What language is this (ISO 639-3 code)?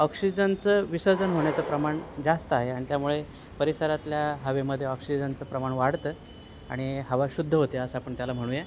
mar